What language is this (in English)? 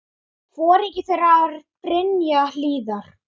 Icelandic